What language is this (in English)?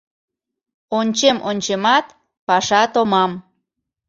Mari